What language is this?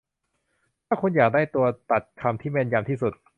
Thai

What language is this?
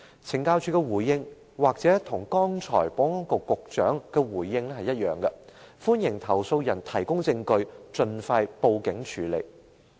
Cantonese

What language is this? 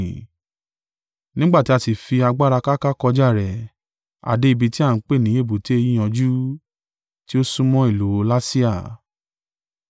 Yoruba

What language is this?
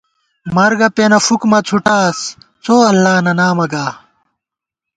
Gawar-Bati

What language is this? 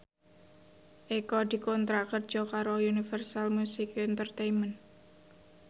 Javanese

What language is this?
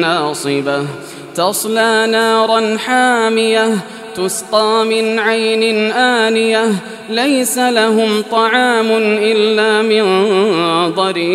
Arabic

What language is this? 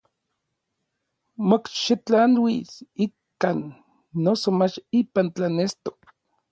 Orizaba Nahuatl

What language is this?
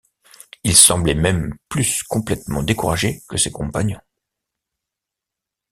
French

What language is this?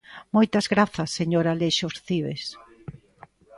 Galician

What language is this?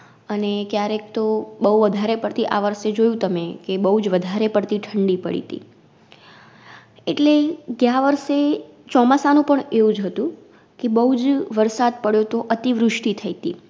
Gujarati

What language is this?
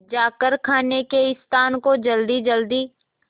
Hindi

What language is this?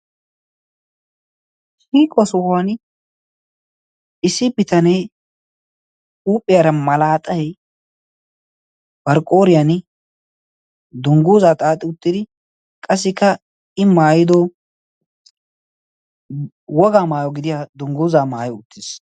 Wolaytta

